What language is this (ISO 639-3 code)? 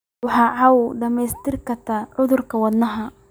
som